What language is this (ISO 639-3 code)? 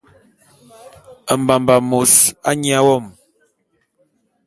bum